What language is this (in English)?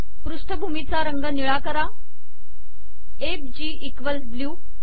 Marathi